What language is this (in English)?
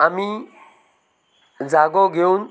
Konkani